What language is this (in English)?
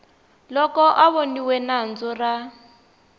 Tsonga